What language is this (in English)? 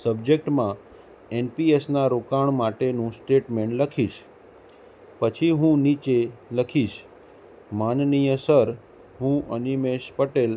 Gujarati